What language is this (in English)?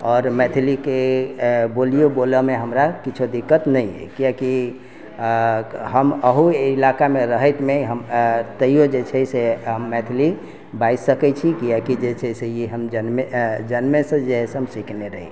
Maithili